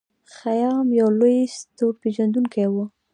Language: Pashto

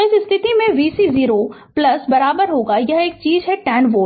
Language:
Hindi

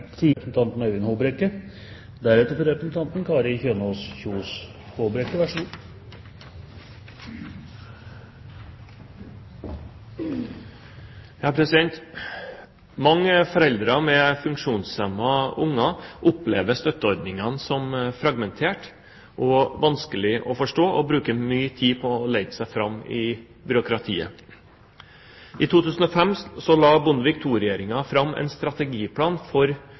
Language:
Norwegian Bokmål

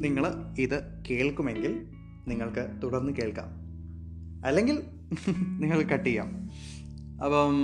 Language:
Malayalam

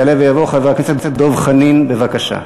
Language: Hebrew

